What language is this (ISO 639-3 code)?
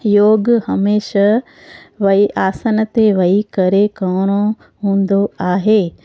snd